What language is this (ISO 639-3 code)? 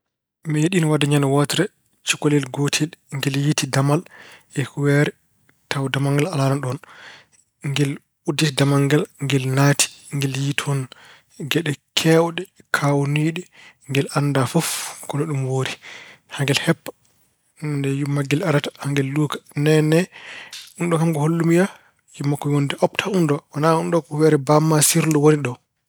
ful